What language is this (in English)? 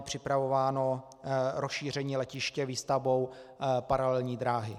Czech